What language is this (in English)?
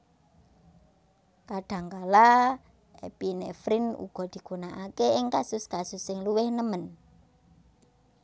Javanese